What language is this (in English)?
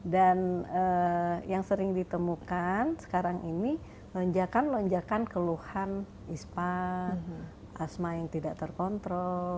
Indonesian